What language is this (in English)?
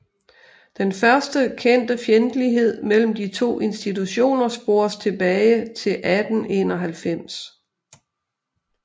Danish